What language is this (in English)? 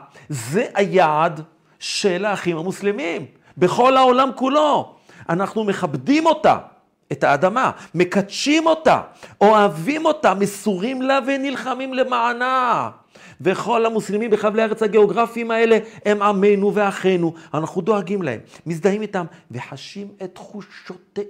Hebrew